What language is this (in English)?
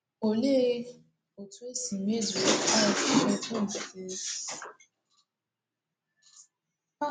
Igbo